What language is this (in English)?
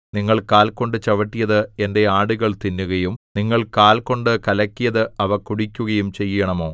Malayalam